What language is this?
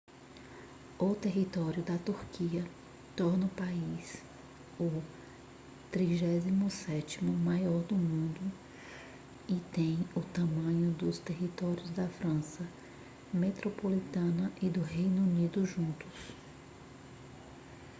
Portuguese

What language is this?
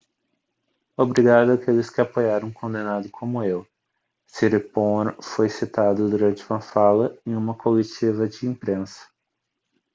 Portuguese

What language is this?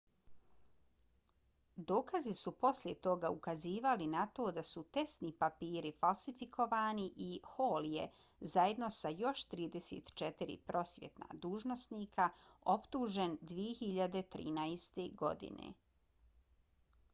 Bosnian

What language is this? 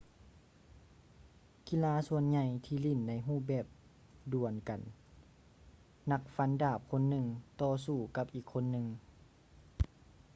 Lao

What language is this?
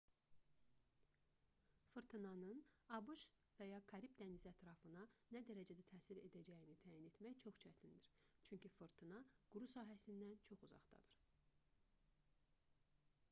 Azerbaijani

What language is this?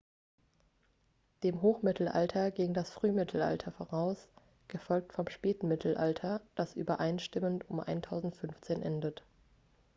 German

